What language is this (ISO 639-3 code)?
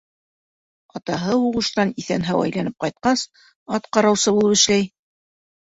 bak